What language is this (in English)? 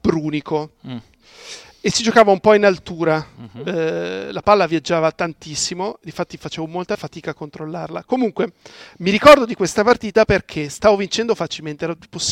Italian